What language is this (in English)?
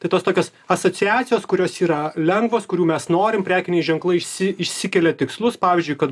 Lithuanian